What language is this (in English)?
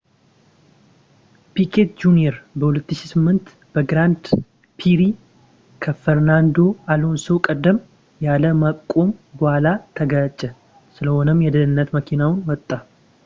Amharic